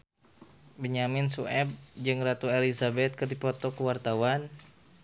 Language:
Sundanese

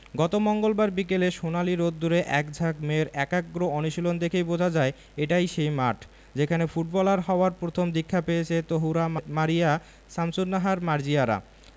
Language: Bangla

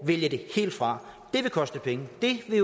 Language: Danish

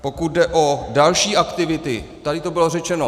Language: Czech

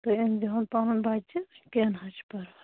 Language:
Kashmiri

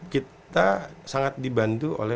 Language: Indonesian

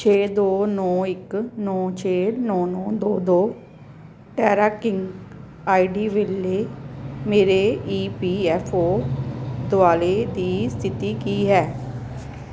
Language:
Punjabi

